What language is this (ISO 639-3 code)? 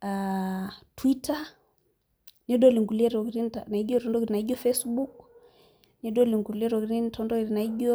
mas